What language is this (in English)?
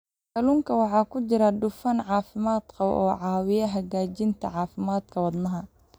Somali